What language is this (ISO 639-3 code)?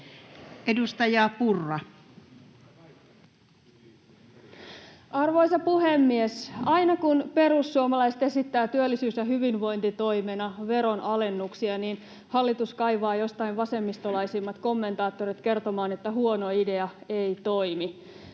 fin